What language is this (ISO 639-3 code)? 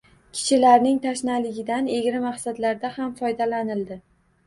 uzb